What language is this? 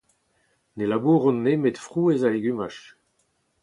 Breton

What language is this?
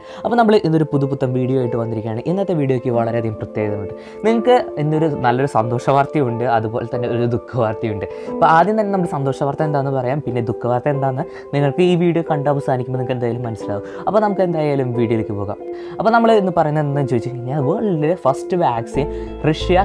Hindi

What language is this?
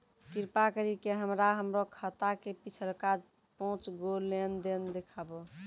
Maithili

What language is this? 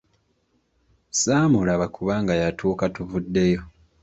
Ganda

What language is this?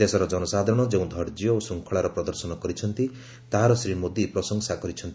Odia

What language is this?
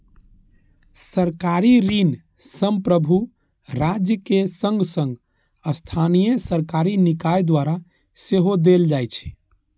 Maithili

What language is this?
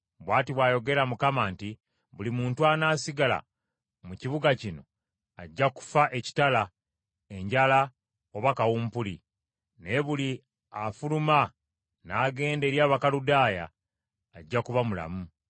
Ganda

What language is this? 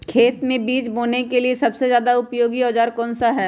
Magahi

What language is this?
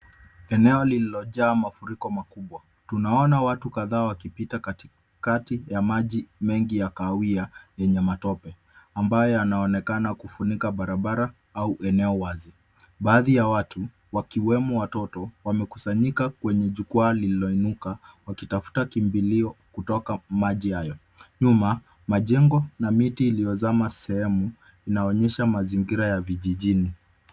Swahili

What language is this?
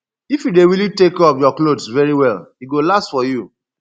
Nigerian Pidgin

